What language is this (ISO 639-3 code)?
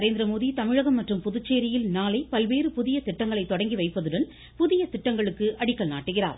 tam